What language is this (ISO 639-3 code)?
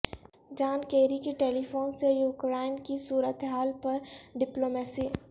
urd